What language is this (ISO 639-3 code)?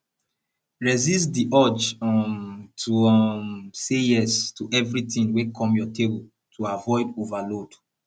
pcm